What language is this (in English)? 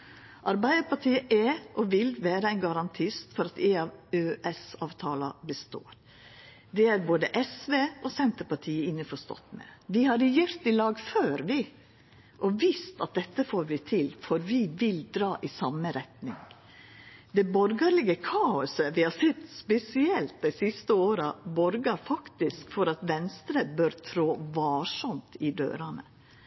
Norwegian Nynorsk